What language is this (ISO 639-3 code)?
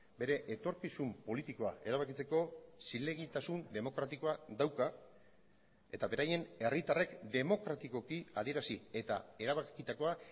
eus